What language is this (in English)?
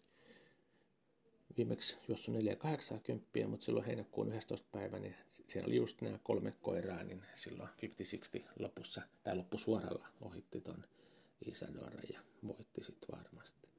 Finnish